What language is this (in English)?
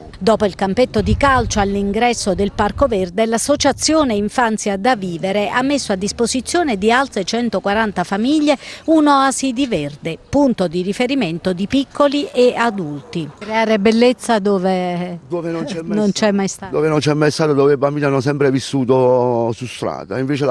Italian